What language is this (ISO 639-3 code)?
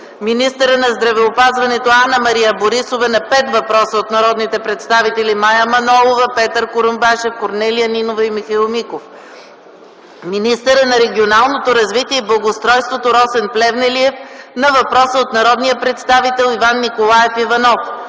bul